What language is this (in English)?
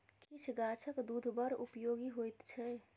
Maithili